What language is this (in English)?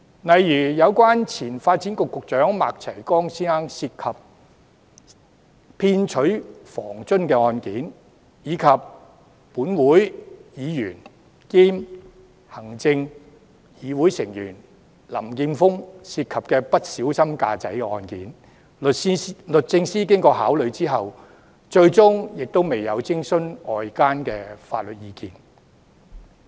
Cantonese